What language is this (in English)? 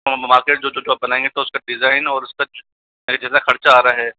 Hindi